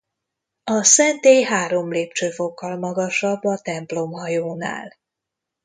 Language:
Hungarian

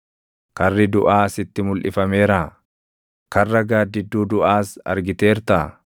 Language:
Oromo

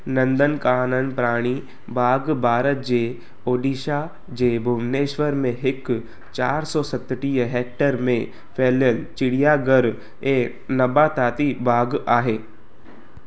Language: Sindhi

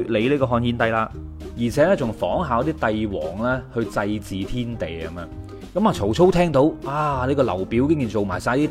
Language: Chinese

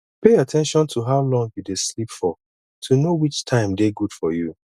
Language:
Nigerian Pidgin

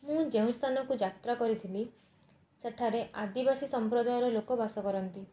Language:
Odia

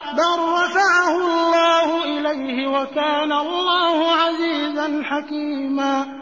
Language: Arabic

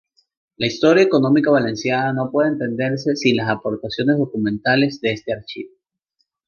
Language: Spanish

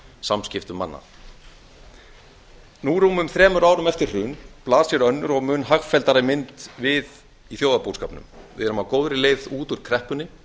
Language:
Icelandic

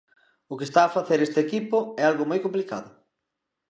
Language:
Galician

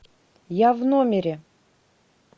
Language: Russian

